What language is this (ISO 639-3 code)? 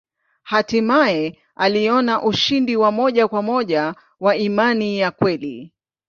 swa